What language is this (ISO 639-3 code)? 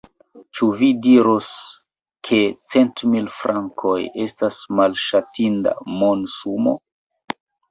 epo